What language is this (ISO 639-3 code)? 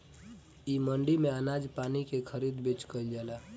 bho